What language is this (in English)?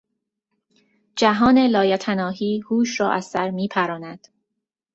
Persian